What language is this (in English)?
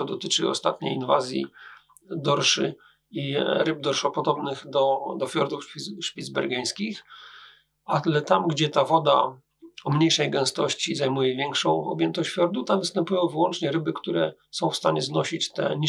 Polish